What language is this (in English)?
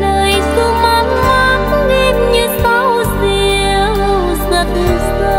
Vietnamese